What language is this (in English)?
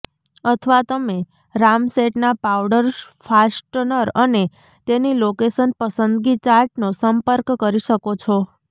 Gujarati